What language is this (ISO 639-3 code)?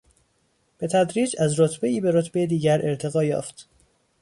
fas